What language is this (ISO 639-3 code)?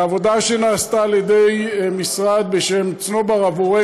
heb